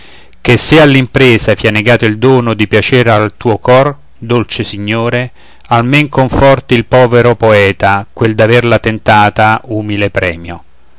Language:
Italian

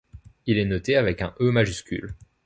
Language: French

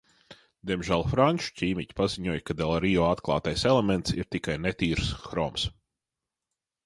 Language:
Latvian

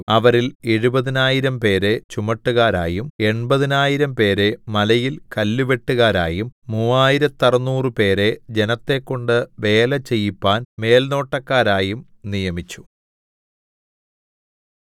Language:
Malayalam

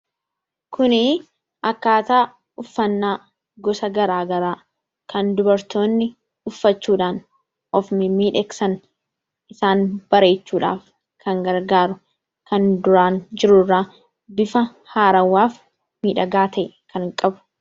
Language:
Oromo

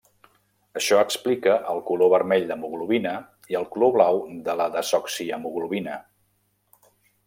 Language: Catalan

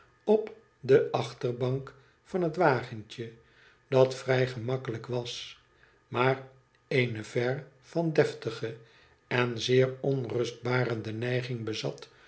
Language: Dutch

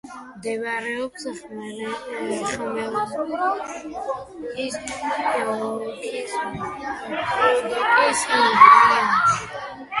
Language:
Georgian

